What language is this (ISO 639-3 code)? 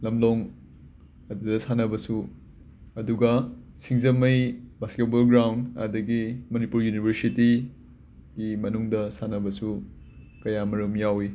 mni